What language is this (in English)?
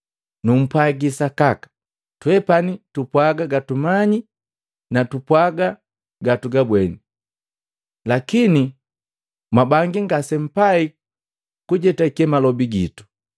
Matengo